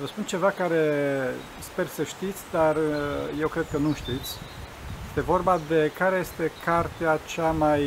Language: Romanian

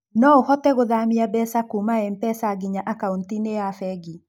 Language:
Kikuyu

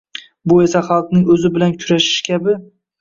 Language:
Uzbek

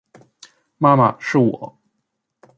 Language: Chinese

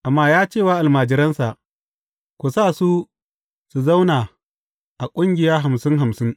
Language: Hausa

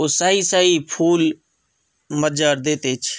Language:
Maithili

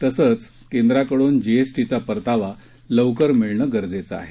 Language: Marathi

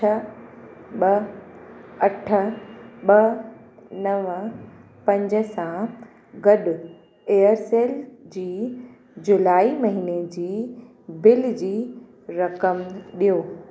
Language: Sindhi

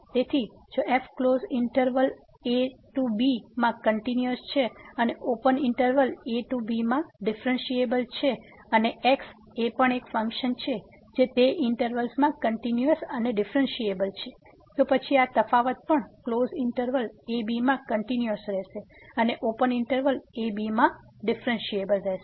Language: Gujarati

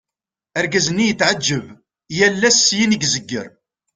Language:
Kabyle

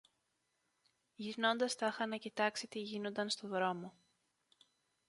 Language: Greek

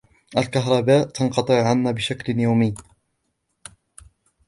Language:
Arabic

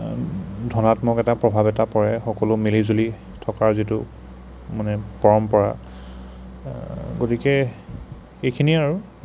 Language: Assamese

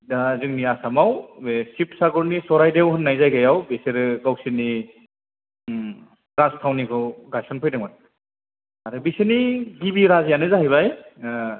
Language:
Bodo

